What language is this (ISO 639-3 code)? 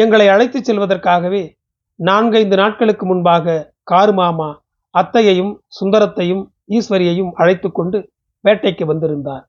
tam